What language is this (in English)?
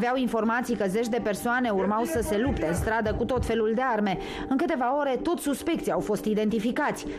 Romanian